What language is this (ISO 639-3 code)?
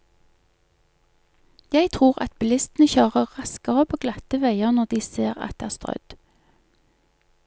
nor